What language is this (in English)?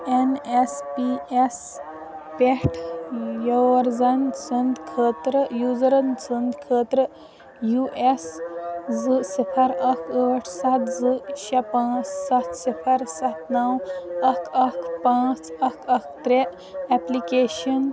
Kashmiri